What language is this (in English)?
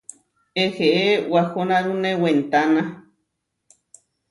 Huarijio